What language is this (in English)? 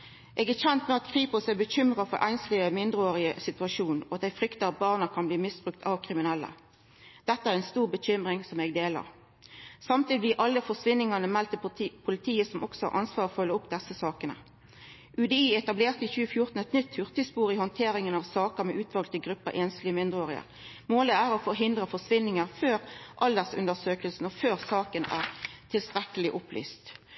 Norwegian Nynorsk